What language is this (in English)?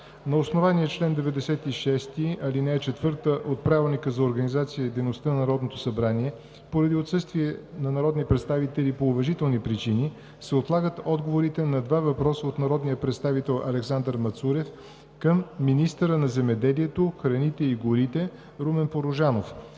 Bulgarian